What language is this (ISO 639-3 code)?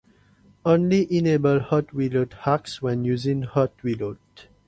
eng